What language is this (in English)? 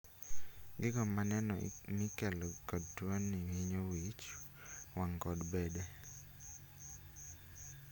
Luo (Kenya and Tanzania)